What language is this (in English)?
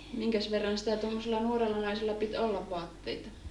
Finnish